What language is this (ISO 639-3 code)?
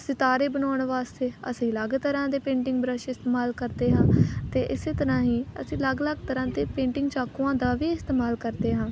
pan